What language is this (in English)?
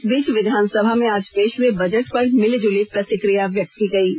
Hindi